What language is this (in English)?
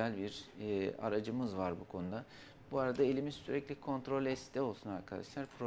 Turkish